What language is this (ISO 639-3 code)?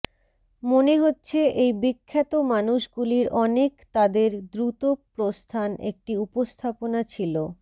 ben